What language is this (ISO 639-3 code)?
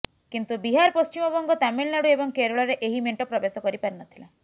ori